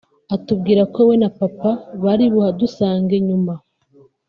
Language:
Kinyarwanda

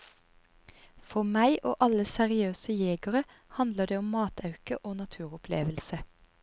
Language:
Norwegian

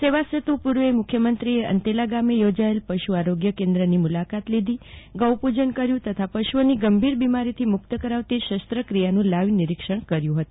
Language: Gujarati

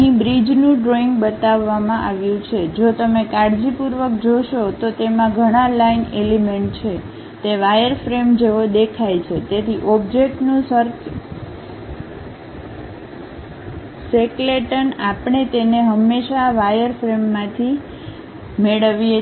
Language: Gujarati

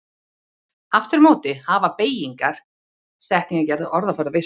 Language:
Icelandic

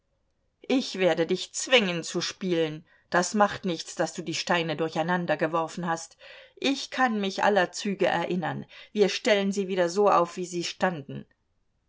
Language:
German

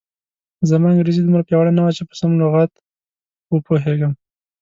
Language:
Pashto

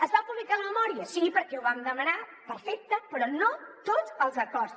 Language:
Catalan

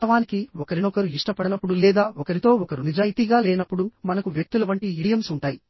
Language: Telugu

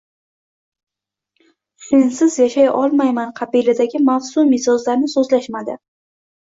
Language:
Uzbek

